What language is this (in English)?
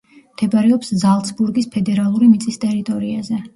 Georgian